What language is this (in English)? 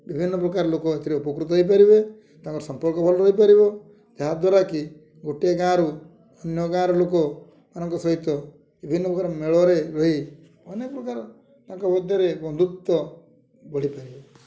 Odia